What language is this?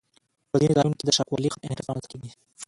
Pashto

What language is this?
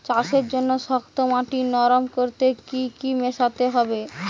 Bangla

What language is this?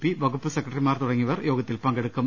Malayalam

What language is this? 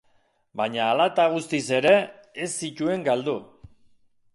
Basque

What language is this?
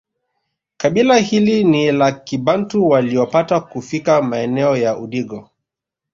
Swahili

